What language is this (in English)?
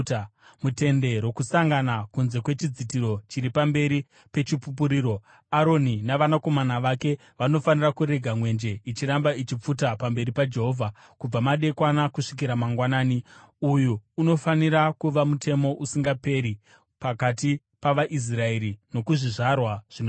Shona